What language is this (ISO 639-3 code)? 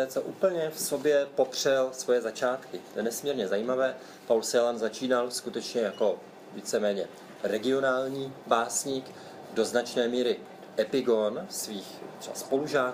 ces